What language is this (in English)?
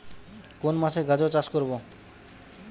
Bangla